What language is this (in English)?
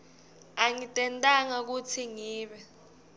Swati